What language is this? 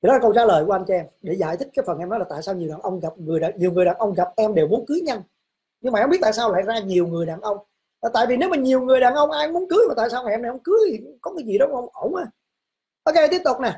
Vietnamese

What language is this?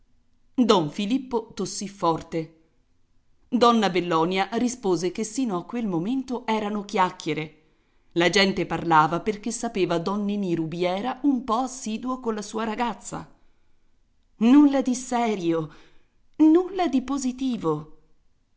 Italian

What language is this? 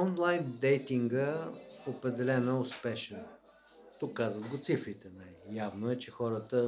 Bulgarian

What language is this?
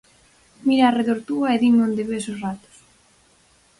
Galician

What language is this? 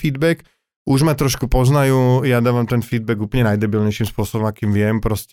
Slovak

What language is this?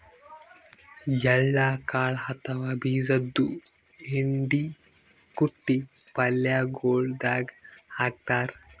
Kannada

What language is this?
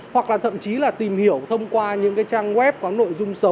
Vietnamese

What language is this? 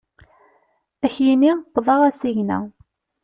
Kabyle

